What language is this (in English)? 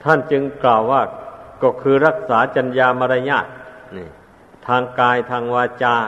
Thai